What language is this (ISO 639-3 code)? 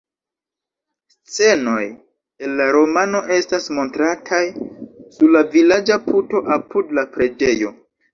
epo